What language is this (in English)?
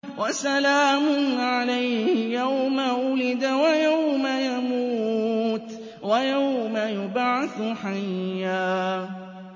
Arabic